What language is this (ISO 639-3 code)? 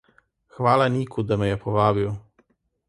slv